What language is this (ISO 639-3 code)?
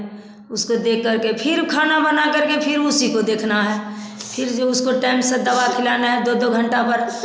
hin